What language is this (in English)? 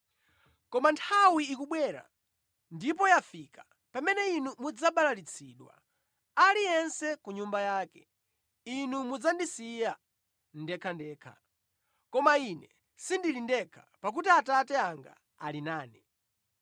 Nyanja